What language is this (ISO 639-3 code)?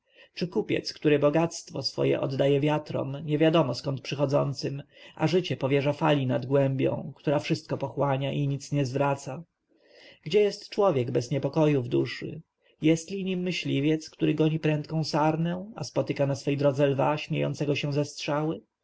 pol